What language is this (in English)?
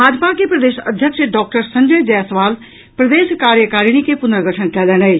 Maithili